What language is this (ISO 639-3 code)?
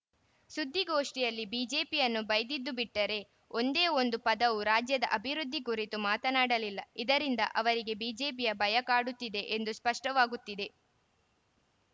kan